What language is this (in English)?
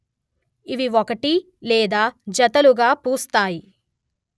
Telugu